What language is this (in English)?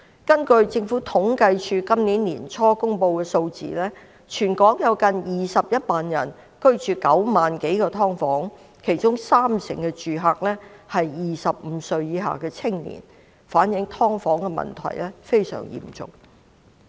Cantonese